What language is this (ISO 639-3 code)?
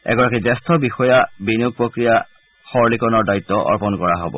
asm